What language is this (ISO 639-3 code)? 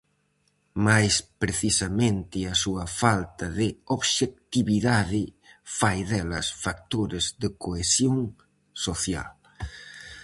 glg